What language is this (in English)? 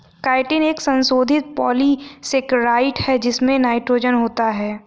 Hindi